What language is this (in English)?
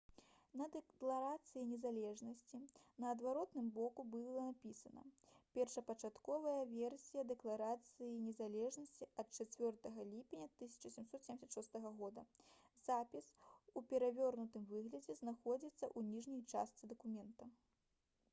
Belarusian